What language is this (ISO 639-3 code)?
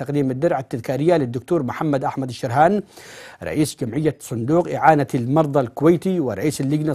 ara